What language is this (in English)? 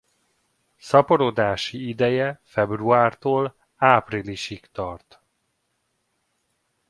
Hungarian